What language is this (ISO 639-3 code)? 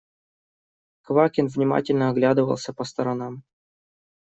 rus